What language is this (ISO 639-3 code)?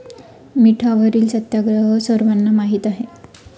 mar